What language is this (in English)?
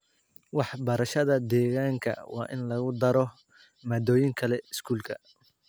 Somali